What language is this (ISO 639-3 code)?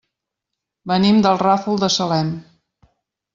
cat